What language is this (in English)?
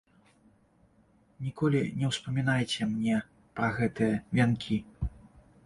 Belarusian